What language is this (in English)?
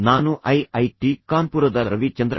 Kannada